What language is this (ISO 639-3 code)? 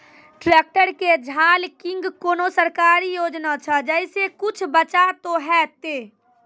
mai